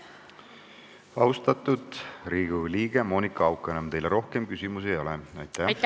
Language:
Estonian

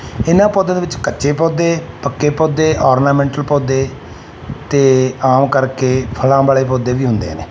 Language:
Punjabi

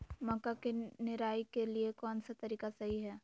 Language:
Magahi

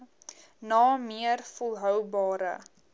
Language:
Afrikaans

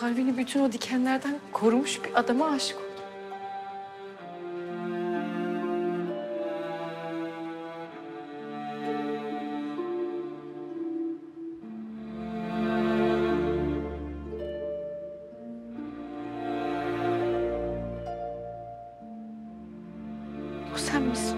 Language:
Turkish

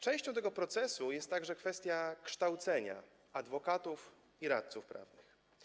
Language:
Polish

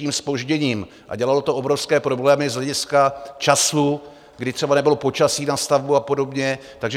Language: Czech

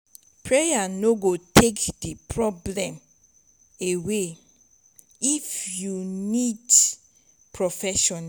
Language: Nigerian Pidgin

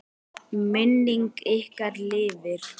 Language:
Icelandic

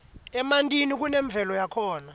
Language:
Swati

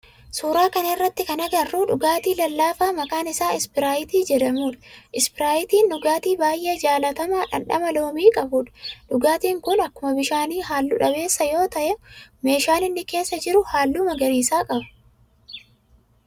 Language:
Oromo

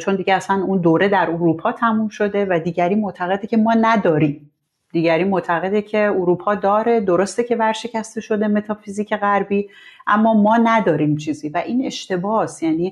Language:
Persian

